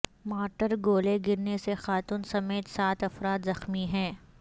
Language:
Urdu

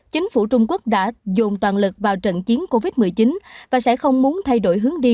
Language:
Vietnamese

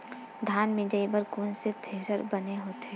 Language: Chhattisgarhi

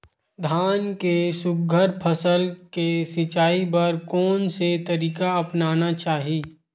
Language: Chhattisgarhi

